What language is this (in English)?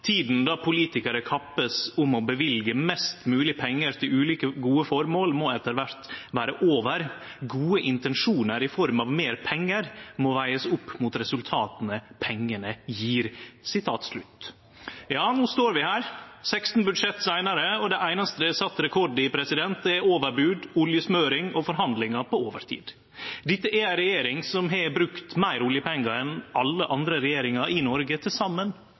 Norwegian Nynorsk